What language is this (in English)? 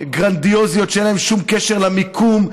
Hebrew